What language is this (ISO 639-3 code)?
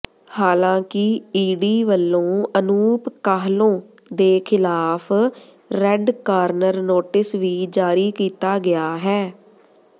pan